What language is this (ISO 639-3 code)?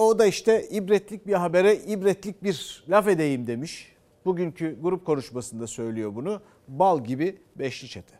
tur